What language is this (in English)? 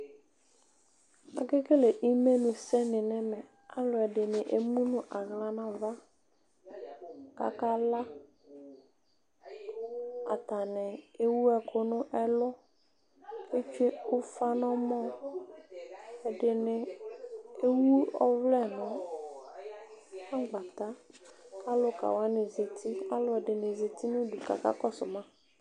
Ikposo